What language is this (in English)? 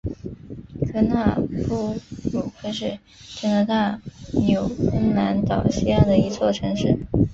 Chinese